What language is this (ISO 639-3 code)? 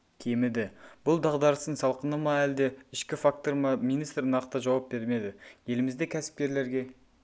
kaz